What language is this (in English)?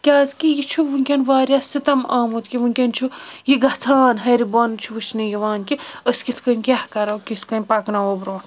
Kashmiri